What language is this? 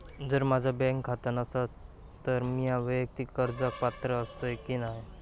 Marathi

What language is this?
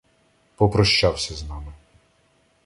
Ukrainian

